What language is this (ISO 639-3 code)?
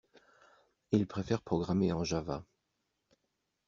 fra